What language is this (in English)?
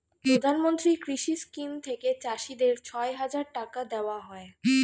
Bangla